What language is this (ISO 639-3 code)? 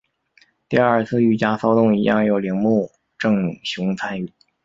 zho